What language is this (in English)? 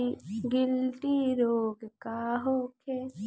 Bhojpuri